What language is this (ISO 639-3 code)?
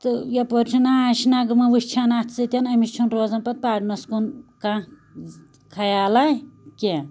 kas